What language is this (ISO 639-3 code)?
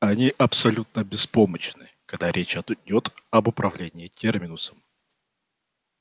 rus